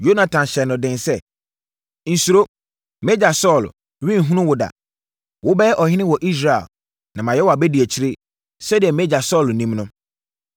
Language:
Akan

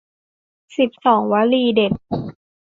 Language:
Thai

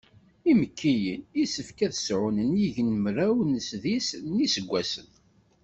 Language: Kabyle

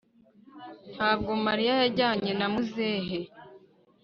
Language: Kinyarwanda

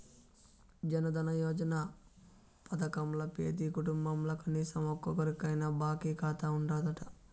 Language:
Telugu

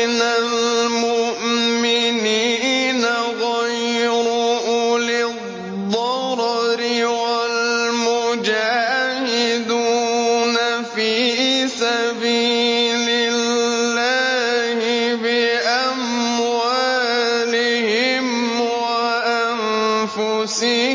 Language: Arabic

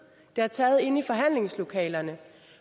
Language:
Danish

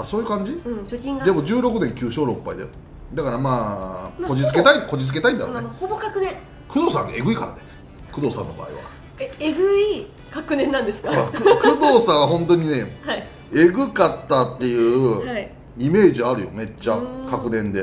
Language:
Japanese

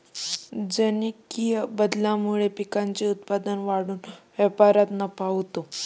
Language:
Marathi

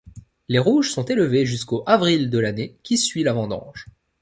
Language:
French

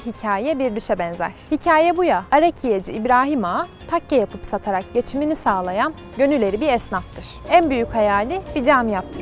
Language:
Turkish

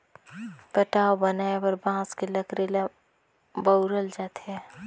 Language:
Chhattisgarhi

